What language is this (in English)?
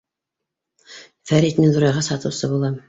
Bashkir